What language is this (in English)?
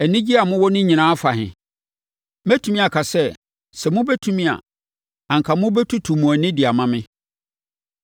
Akan